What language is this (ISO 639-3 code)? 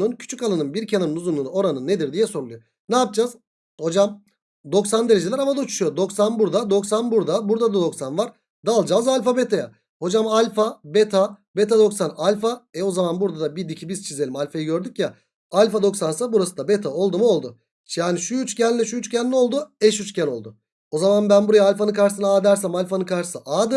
tur